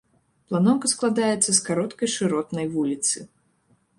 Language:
Belarusian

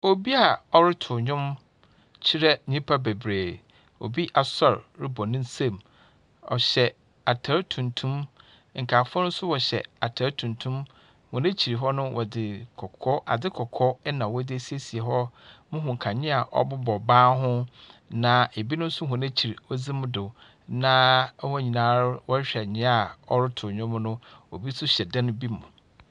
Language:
Akan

